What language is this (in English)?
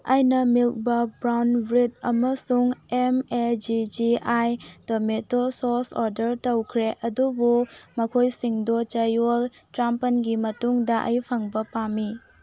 Manipuri